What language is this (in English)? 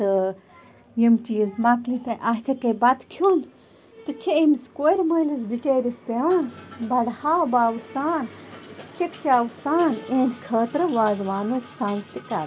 Kashmiri